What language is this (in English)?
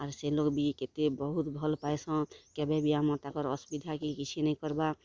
Odia